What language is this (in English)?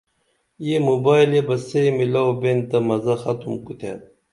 Dameli